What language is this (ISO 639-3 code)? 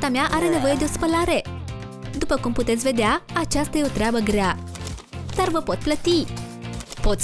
ron